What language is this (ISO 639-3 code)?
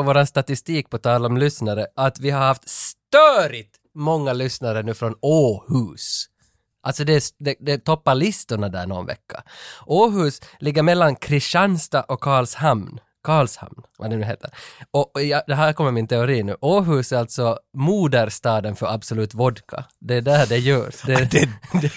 swe